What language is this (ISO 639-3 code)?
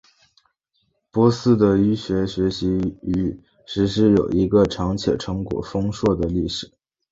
zho